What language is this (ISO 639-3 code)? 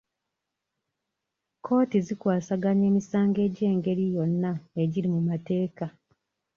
lug